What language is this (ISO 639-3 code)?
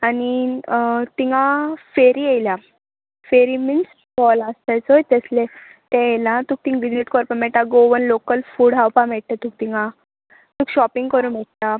kok